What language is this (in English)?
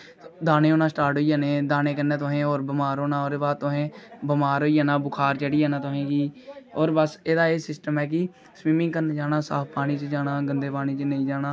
Dogri